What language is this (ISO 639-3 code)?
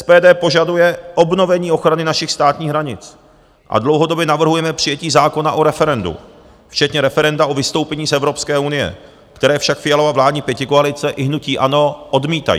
ces